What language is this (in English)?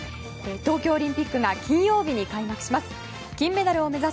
Japanese